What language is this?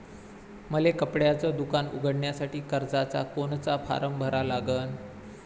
Marathi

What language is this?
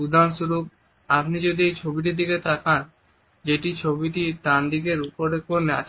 Bangla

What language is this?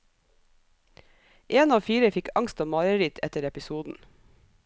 Norwegian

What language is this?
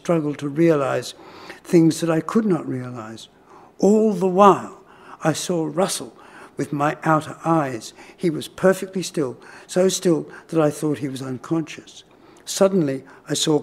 English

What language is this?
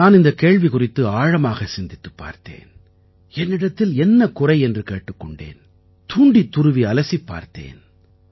Tamil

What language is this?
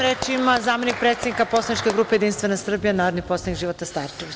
Serbian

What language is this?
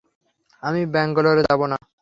Bangla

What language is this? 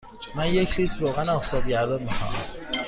Persian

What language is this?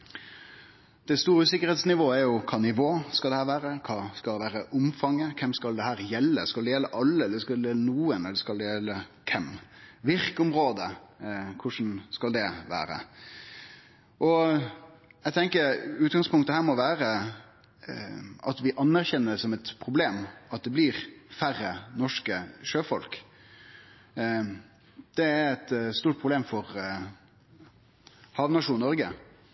Norwegian Nynorsk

